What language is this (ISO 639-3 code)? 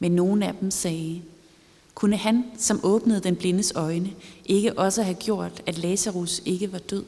dan